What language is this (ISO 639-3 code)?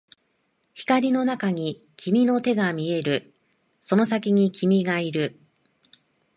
jpn